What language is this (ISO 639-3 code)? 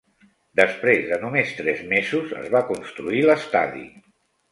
cat